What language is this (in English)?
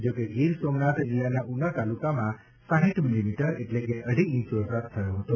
Gujarati